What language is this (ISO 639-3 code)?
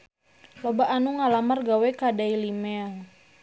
sun